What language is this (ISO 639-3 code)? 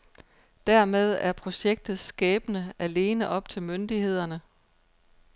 dan